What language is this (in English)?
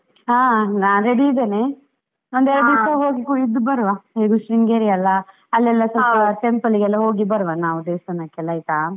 Kannada